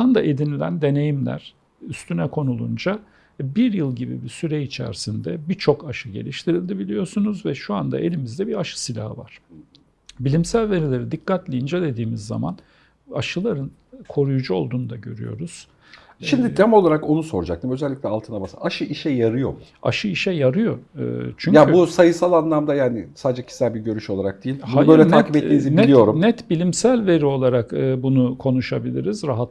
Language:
Turkish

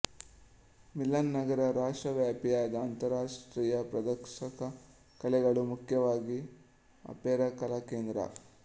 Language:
Kannada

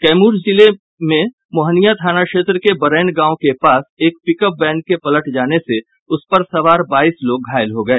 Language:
Hindi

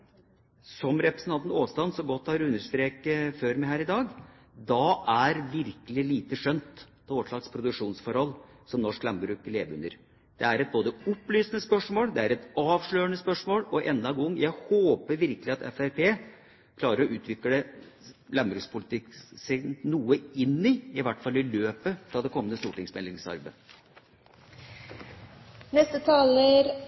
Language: Norwegian Bokmål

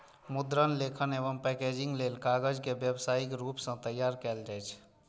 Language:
Maithili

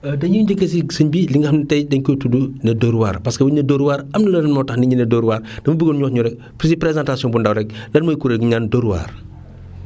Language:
Wolof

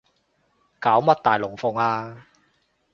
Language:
Cantonese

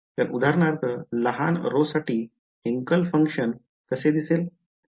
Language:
Marathi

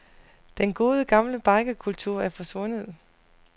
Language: Danish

